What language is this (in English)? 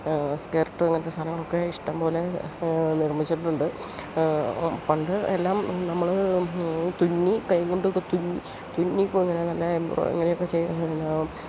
Malayalam